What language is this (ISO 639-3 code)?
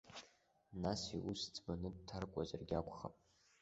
abk